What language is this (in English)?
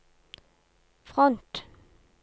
Norwegian